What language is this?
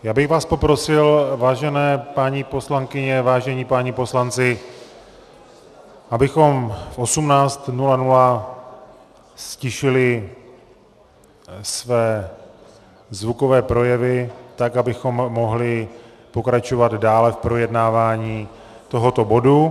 Czech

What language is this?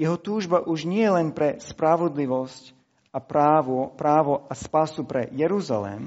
Slovak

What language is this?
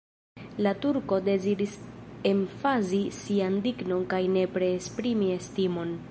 Esperanto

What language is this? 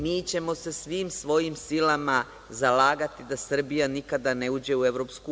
Serbian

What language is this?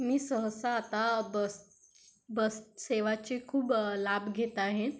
Marathi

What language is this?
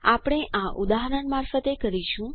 Gujarati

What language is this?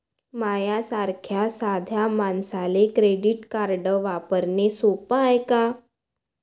Marathi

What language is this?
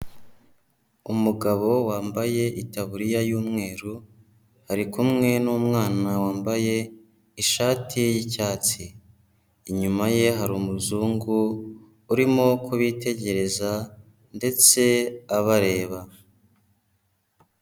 Kinyarwanda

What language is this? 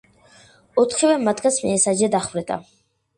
Georgian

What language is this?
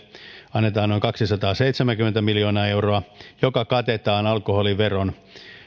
Finnish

